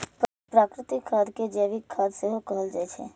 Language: Maithili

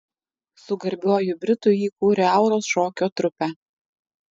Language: Lithuanian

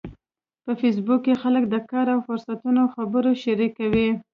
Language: Pashto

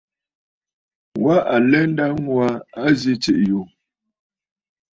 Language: Bafut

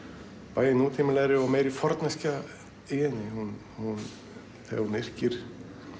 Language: Icelandic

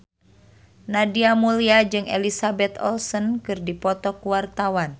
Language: Sundanese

